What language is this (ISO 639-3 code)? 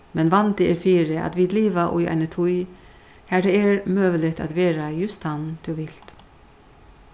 fao